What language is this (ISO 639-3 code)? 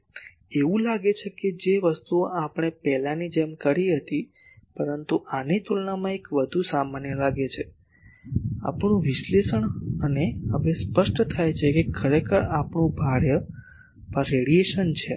guj